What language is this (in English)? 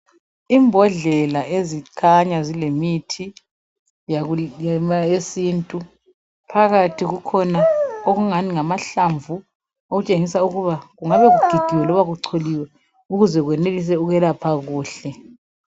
North Ndebele